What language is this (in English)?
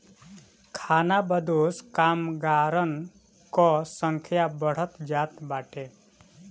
Bhojpuri